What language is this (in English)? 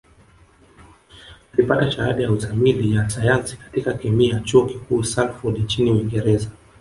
Swahili